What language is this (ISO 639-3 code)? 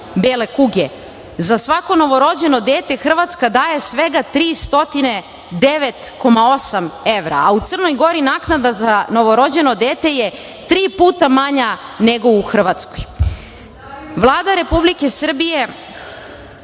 srp